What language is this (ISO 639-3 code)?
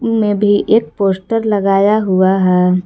hin